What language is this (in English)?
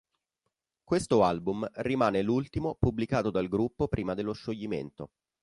Italian